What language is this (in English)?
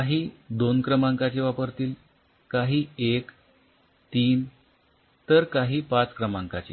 Marathi